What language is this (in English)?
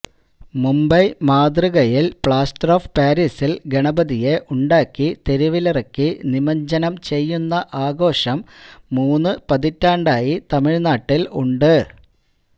Malayalam